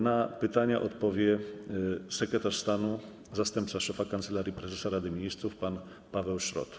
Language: Polish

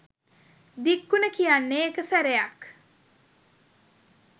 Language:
Sinhala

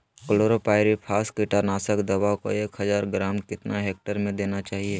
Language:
Magahi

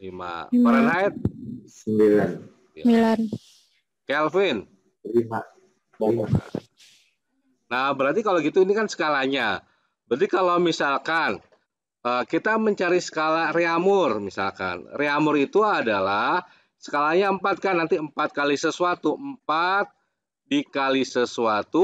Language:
Indonesian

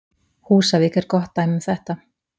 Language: Icelandic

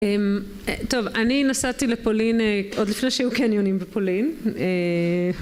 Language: Hebrew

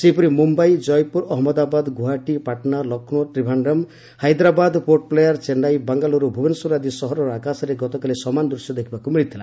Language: Odia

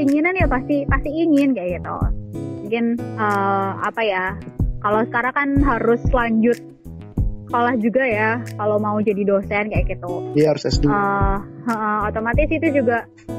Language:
Indonesian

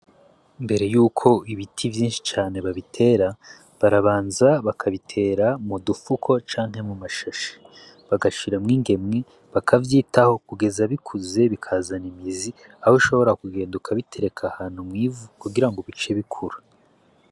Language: Rundi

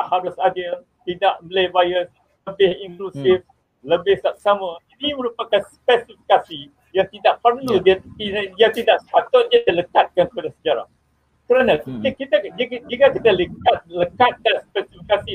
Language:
Malay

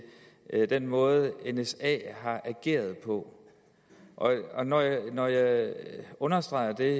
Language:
Danish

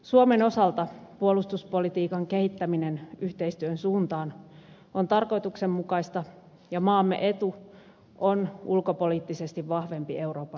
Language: Finnish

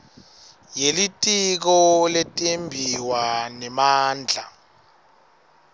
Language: Swati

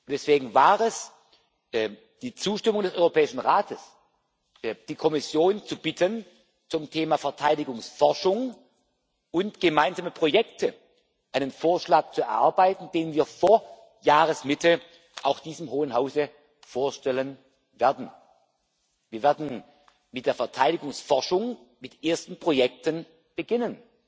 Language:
German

